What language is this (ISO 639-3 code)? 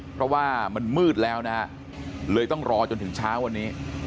tha